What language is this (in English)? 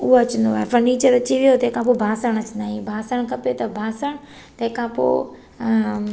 Sindhi